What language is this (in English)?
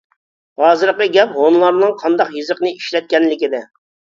Uyghur